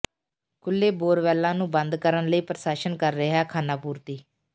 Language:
Punjabi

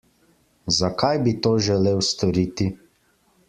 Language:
Slovenian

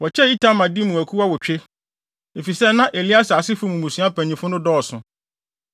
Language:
Akan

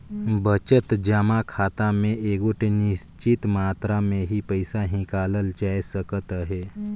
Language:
Chhattisgarhi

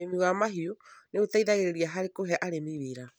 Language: Kikuyu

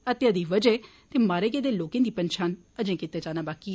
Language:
Dogri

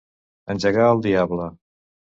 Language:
Catalan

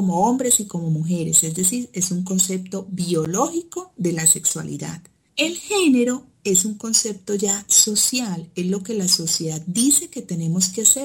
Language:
Spanish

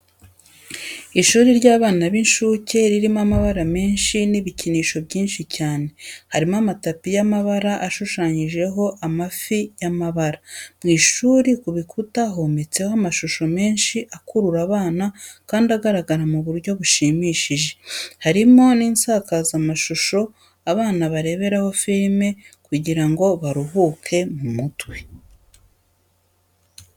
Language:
Kinyarwanda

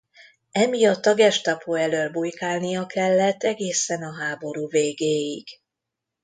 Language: Hungarian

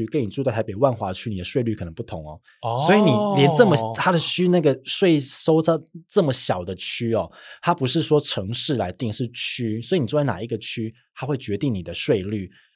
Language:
Chinese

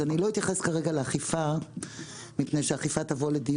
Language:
Hebrew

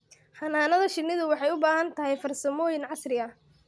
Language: Somali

